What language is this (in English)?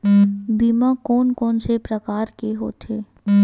Chhattisgarhi